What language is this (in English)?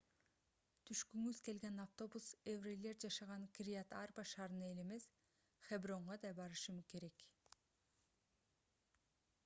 Kyrgyz